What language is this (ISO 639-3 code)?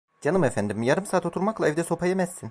tur